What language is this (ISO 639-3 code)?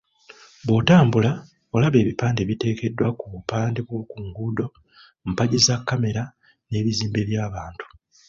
lug